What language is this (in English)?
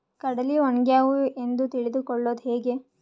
Kannada